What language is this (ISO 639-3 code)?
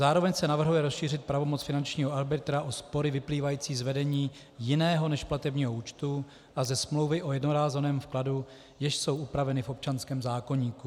ces